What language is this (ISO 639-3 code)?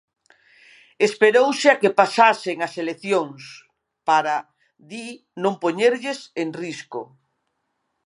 glg